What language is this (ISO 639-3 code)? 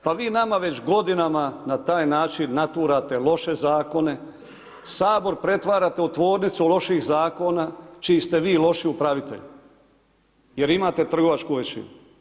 hrv